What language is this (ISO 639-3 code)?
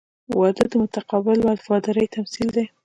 pus